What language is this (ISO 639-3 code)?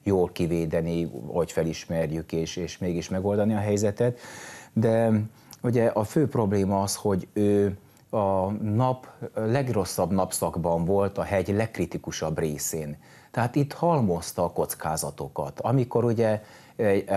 hun